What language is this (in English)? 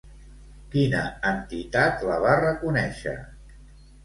Catalan